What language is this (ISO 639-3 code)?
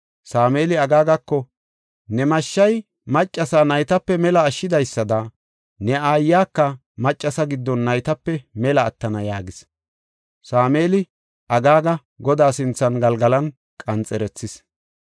gof